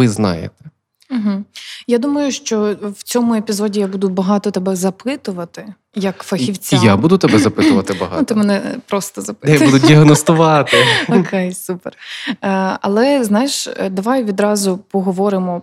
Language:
Ukrainian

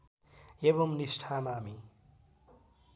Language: Nepali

